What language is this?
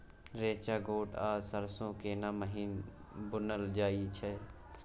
Maithili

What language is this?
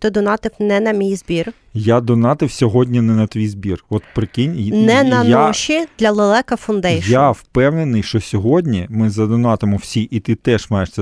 Ukrainian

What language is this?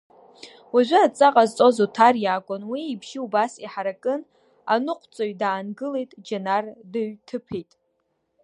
Abkhazian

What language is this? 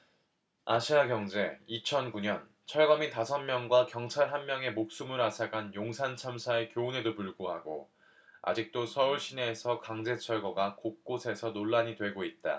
Korean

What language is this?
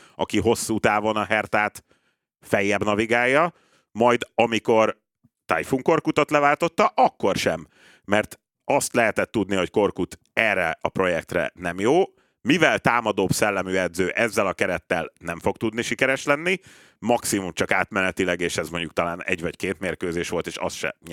Hungarian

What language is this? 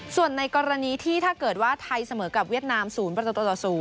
Thai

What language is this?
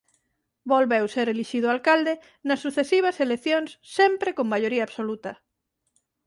Galician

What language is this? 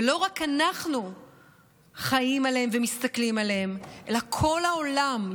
Hebrew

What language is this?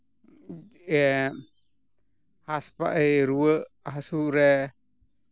Santali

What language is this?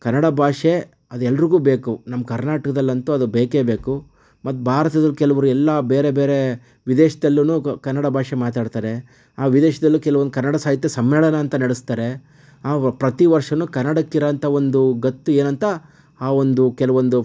Kannada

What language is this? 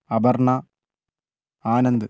Malayalam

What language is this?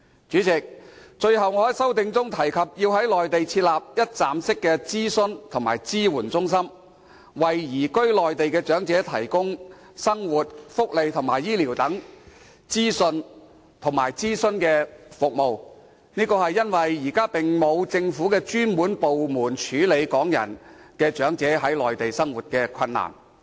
Cantonese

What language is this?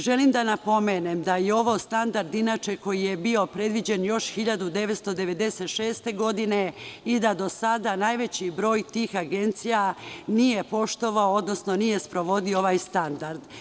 Serbian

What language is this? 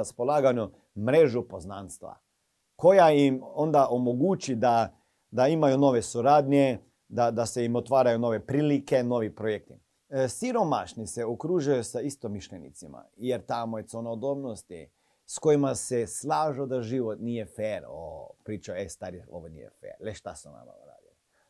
Croatian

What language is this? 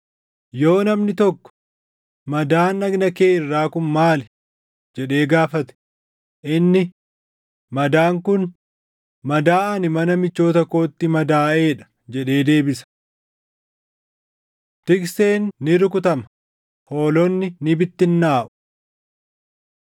Oromo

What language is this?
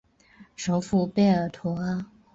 Chinese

